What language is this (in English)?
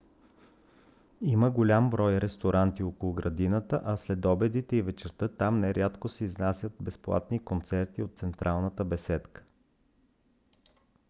Bulgarian